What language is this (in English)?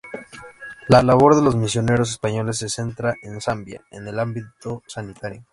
Spanish